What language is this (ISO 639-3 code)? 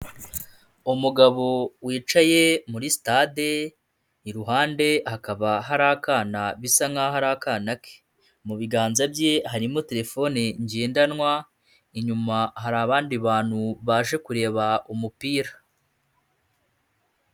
kin